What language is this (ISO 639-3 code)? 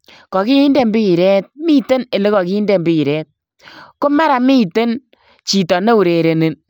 kln